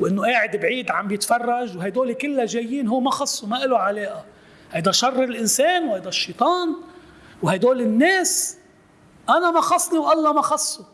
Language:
Arabic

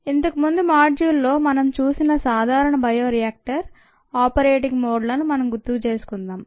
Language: Telugu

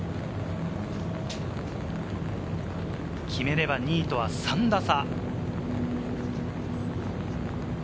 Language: Japanese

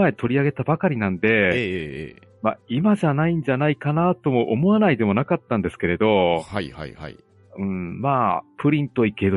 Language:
Japanese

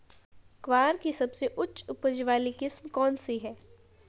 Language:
Hindi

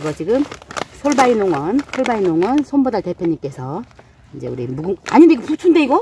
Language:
Korean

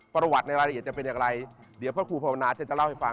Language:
Thai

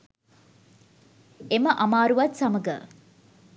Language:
Sinhala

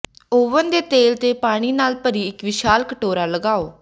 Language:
Punjabi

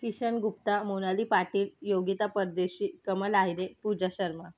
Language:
Marathi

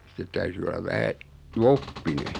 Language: Finnish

